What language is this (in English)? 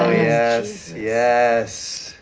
English